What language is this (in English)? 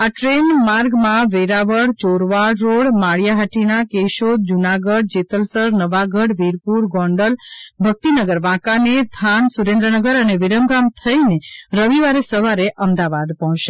Gujarati